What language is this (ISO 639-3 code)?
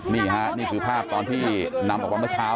tha